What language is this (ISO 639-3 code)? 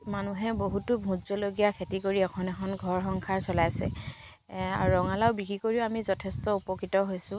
asm